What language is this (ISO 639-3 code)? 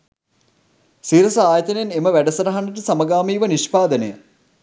sin